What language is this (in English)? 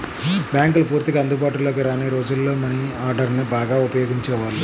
Telugu